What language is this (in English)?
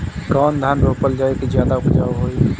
Bhojpuri